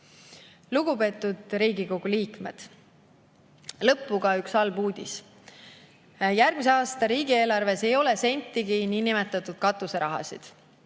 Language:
Estonian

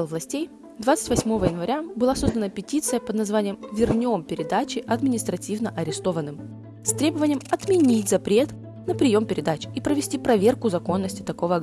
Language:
Russian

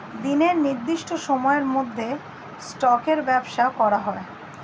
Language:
Bangla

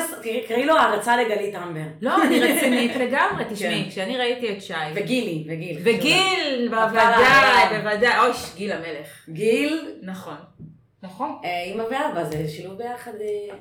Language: Hebrew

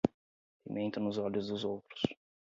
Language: Portuguese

